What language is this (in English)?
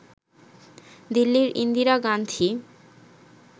Bangla